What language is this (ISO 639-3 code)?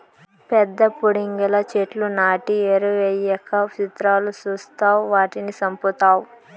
tel